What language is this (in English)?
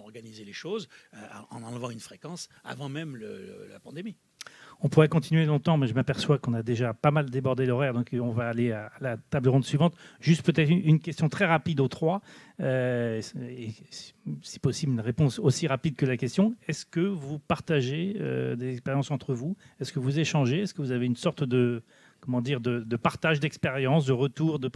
French